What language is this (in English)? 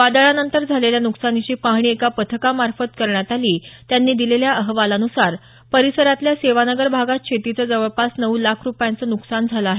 Marathi